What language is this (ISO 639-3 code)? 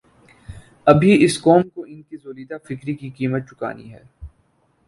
urd